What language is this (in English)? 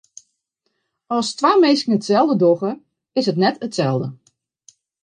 Western Frisian